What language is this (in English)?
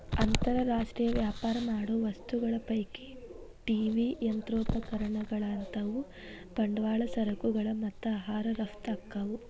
Kannada